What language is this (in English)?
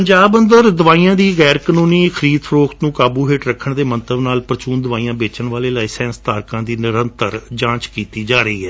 Punjabi